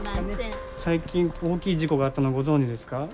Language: Japanese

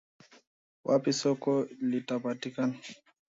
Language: Swahili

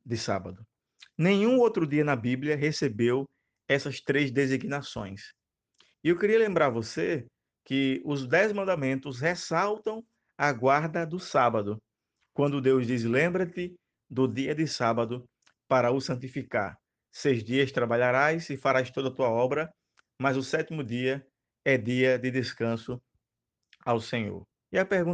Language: Portuguese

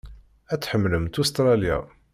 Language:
Kabyle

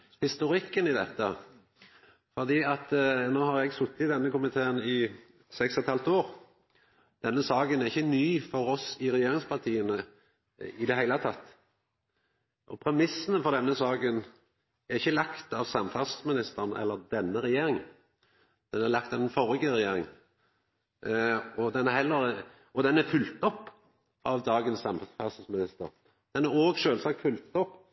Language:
Norwegian Nynorsk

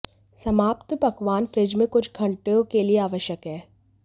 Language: Hindi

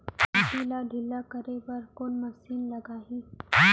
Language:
Chhattisgarhi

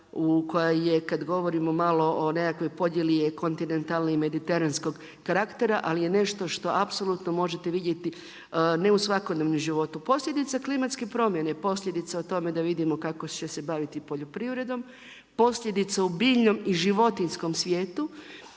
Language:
Croatian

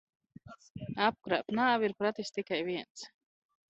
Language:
Latvian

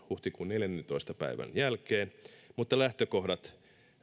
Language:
Finnish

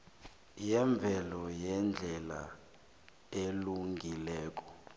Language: South Ndebele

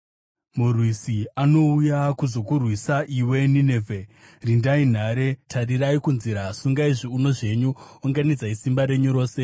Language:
Shona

